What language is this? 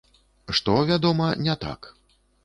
Belarusian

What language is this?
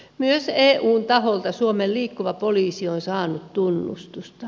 Finnish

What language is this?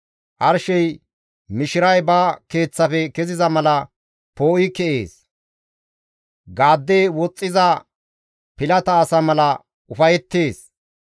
Gamo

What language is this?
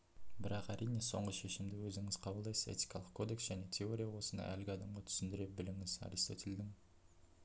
Kazakh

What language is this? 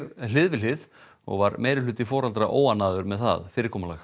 Icelandic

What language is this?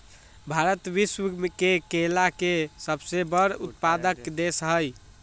Magahi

